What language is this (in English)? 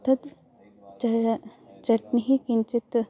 Sanskrit